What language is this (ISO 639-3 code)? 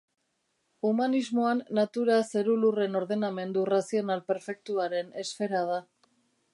eus